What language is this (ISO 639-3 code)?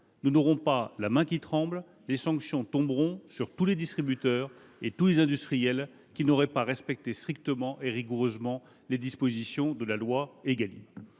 fra